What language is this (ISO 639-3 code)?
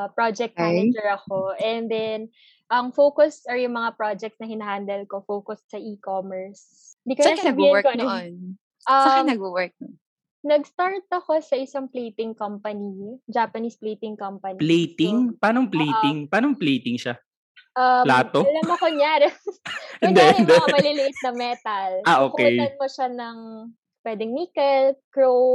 fil